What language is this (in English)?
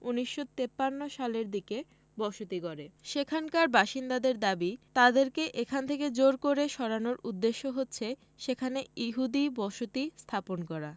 Bangla